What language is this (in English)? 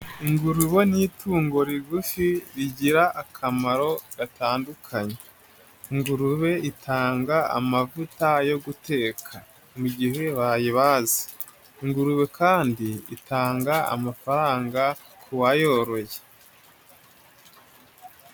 Kinyarwanda